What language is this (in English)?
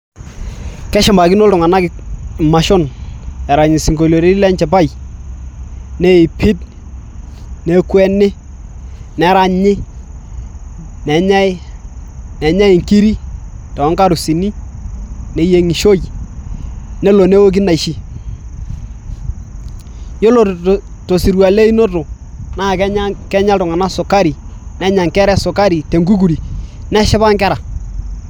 Masai